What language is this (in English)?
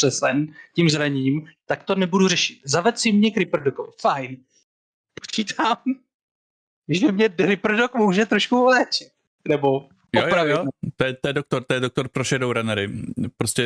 Czech